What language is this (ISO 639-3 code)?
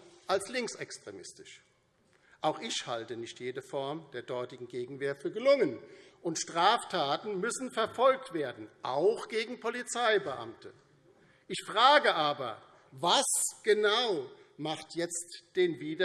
deu